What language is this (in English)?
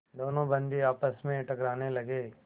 Hindi